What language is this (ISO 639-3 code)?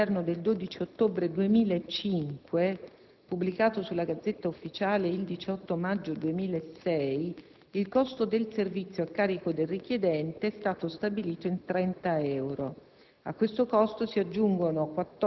ita